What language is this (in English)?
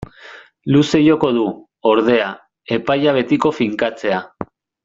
Basque